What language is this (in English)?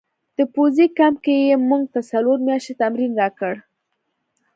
Pashto